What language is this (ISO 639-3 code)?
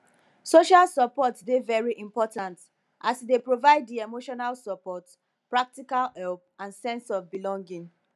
pcm